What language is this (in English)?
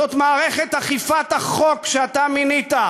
Hebrew